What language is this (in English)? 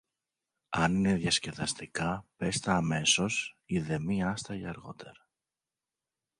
Greek